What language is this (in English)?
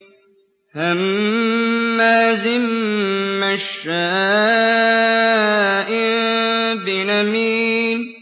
Arabic